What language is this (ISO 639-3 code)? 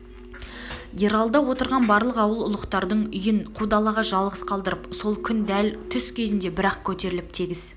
kaz